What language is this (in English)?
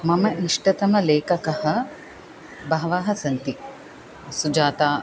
Sanskrit